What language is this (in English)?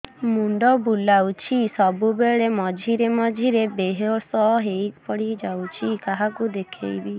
Odia